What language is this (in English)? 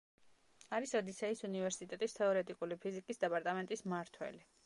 Georgian